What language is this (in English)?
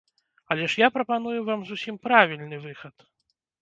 Belarusian